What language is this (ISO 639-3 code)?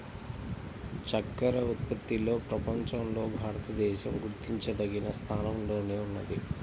tel